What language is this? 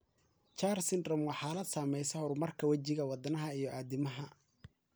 Somali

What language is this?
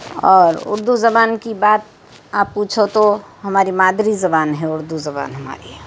Urdu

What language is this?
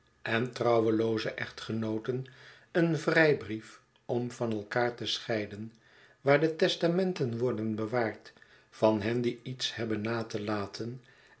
Dutch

